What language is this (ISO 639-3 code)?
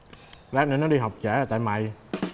vie